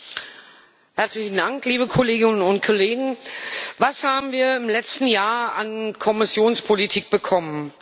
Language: German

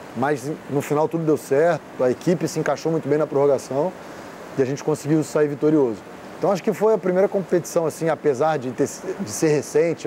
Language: Portuguese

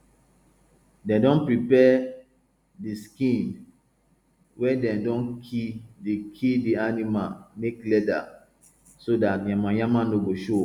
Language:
Nigerian Pidgin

